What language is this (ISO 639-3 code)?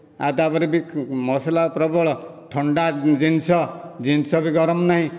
ori